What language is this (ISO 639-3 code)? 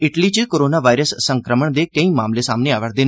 doi